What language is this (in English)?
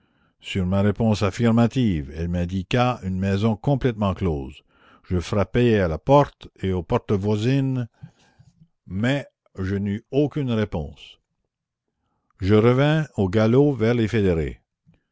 French